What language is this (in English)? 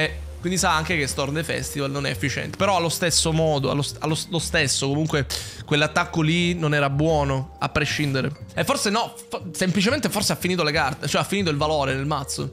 Italian